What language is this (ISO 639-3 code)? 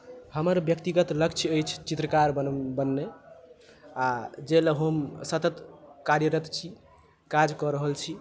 mai